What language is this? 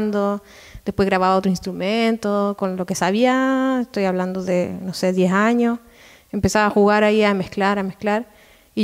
Spanish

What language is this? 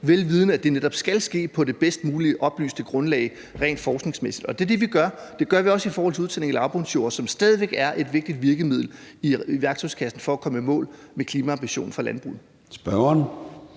Danish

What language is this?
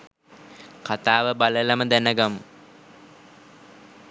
Sinhala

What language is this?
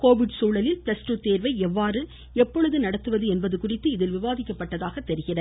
Tamil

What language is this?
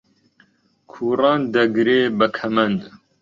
Central Kurdish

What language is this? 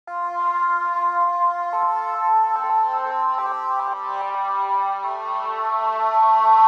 English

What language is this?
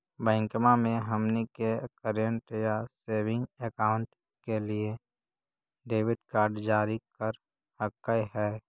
Magahi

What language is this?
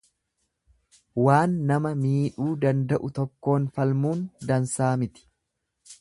Oromo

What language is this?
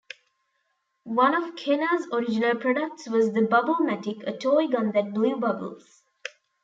English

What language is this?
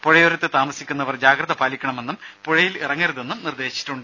Malayalam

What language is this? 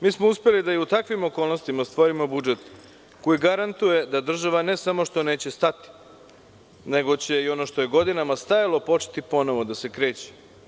Serbian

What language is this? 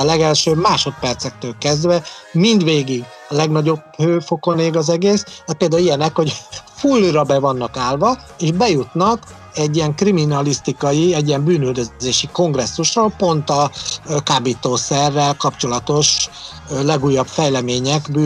Hungarian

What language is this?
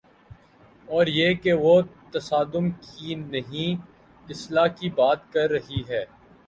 Urdu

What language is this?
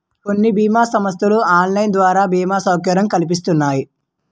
Telugu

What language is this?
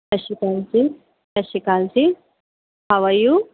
Punjabi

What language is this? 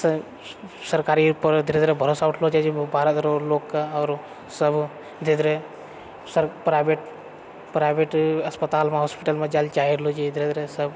Maithili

